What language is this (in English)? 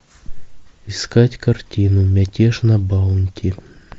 Russian